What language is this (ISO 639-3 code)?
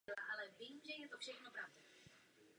ces